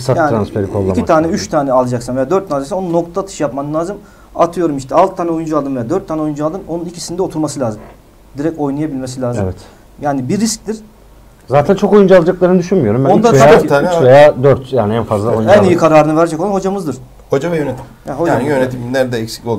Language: Turkish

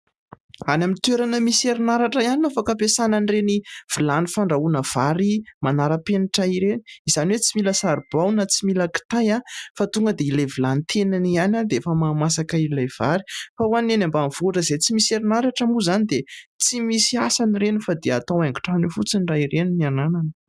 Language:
Malagasy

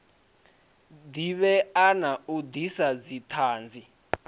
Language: Venda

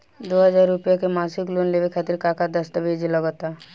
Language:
Bhojpuri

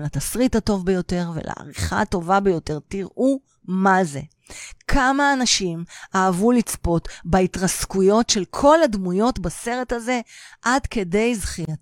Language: Hebrew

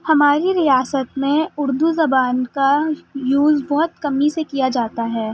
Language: Urdu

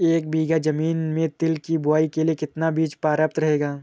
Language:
Hindi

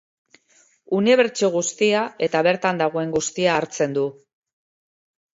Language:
Basque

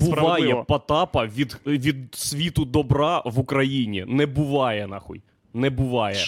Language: Ukrainian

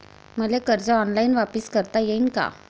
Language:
Marathi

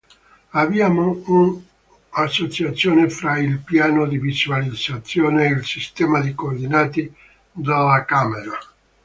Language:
Italian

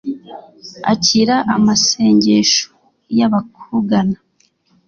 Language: Kinyarwanda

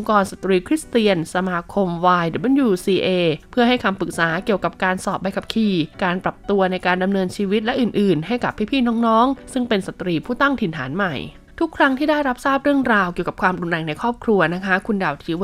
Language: Thai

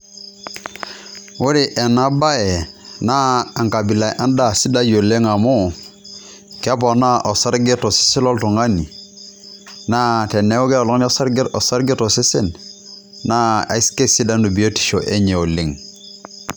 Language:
Masai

